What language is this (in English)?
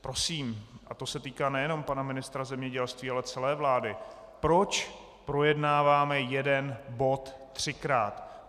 Czech